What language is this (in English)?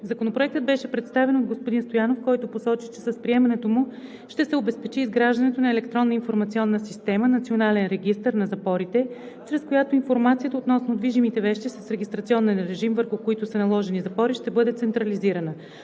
Bulgarian